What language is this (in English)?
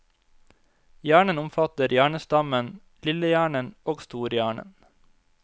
Norwegian